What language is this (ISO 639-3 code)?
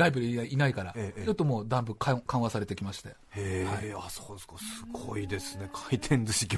jpn